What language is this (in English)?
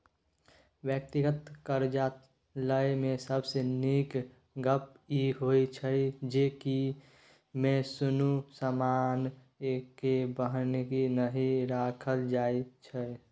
Maithili